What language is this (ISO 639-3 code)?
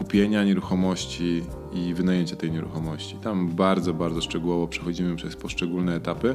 pol